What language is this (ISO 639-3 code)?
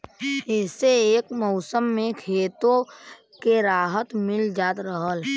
bho